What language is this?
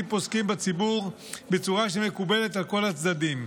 Hebrew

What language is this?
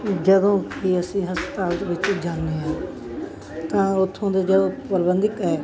Punjabi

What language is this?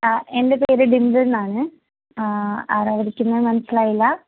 Malayalam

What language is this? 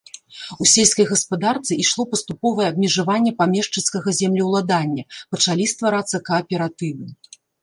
Belarusian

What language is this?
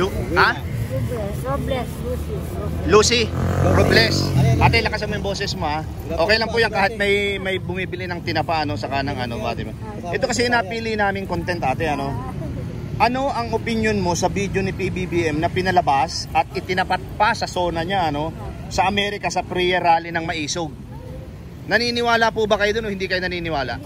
Filipino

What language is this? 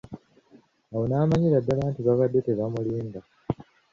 Ganda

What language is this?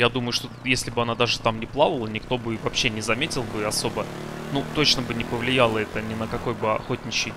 Russian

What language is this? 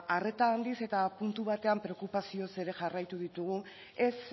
Basque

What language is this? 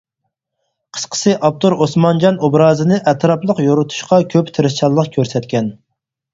Uyghur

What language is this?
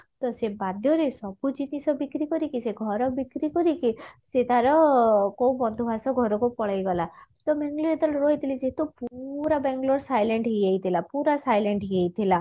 Odia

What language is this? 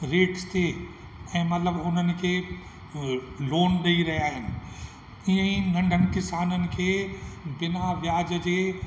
Sindhi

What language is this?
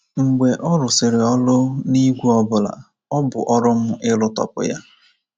Igbo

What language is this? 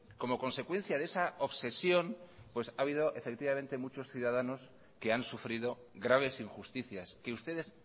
Spanish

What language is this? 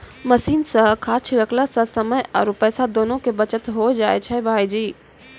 Maithili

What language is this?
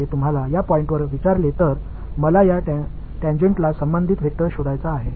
Tamil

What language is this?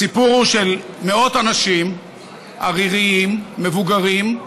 Hebrew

